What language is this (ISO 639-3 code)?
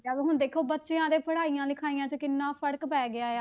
pan